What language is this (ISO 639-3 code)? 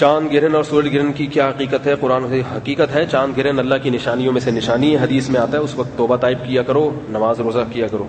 urd